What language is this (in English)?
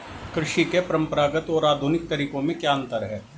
Hindi